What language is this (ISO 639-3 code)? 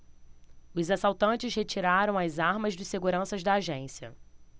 por